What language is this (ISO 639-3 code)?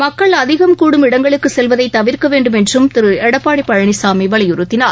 tam